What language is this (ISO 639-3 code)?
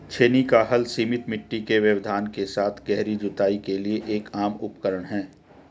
hin